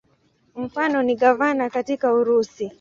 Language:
Swahili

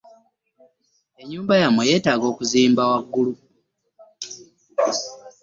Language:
Ganda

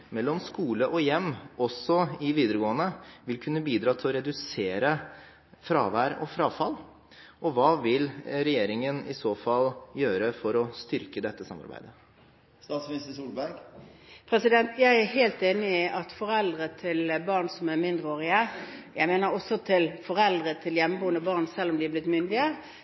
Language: Norwegian Bokmål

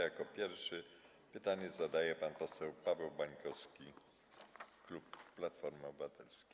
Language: Polish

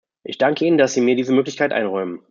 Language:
German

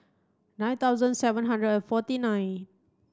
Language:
English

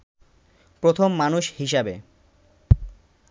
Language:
Bangla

